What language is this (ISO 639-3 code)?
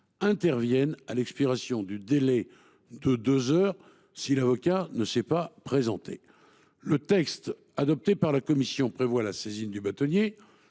fra